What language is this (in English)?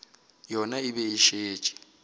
Northern Sotho